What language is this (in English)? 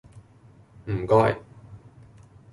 Cantonese